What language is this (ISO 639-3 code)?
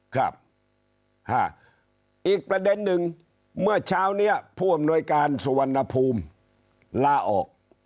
tha